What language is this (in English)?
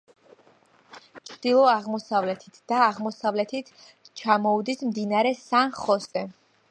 Georgian